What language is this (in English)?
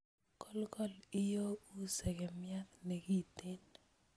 Kalenjin